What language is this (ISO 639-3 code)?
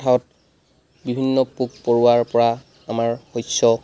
asm